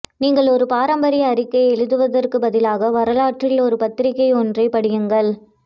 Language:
Tamil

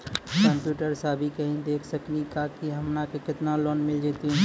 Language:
Maithili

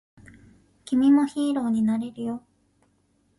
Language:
Japanese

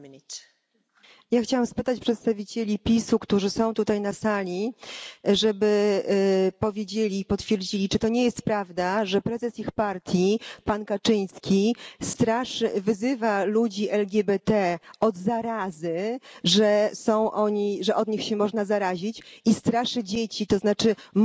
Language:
Polish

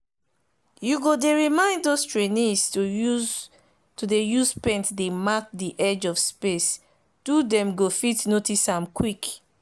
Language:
Nigerian Pidgin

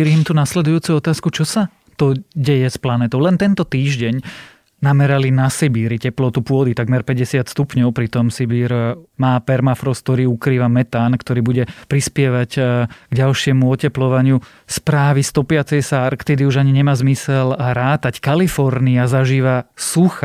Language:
Slovak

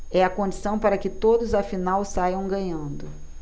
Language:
Portuguese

